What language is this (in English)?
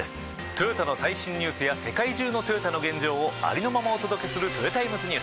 Japanese